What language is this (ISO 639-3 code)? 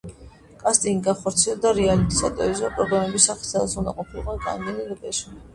kat